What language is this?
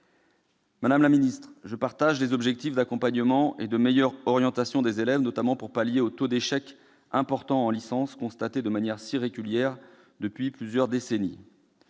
French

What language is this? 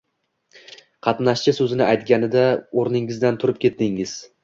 Uzbek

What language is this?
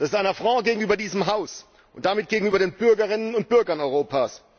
German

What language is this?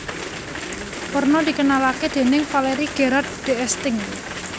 Javanese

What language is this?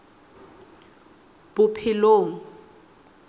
Southern Sotho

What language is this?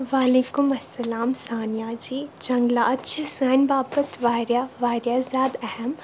Kashmiri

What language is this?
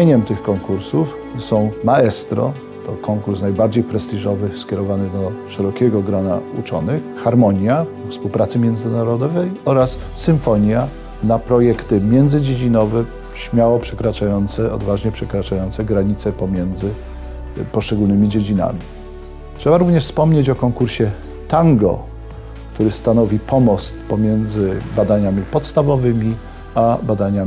Polish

